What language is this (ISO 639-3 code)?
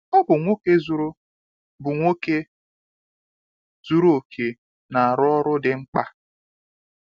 ibo